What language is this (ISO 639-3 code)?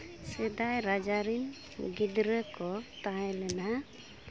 sat